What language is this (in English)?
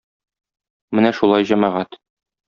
Tatar